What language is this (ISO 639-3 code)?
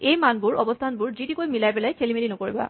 asm